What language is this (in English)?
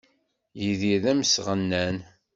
Kabyle